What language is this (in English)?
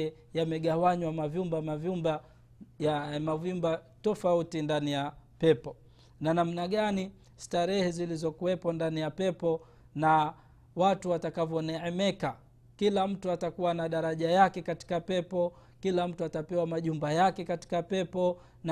Swahili